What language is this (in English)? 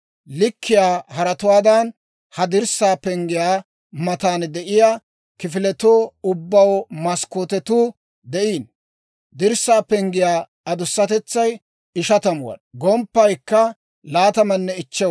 Dawro